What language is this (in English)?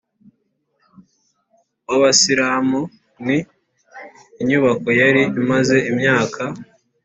Kinyarwanda